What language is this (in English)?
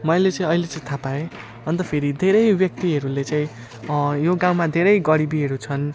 Nepali